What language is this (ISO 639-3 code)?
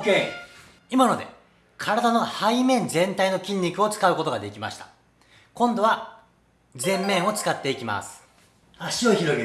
jpn